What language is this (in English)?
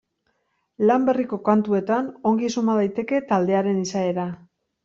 Basque